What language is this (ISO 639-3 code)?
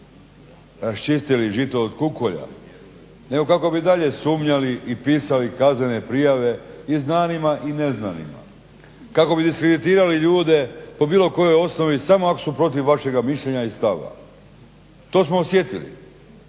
hrv